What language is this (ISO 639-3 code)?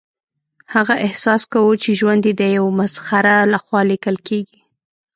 pus